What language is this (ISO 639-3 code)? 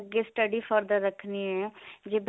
pan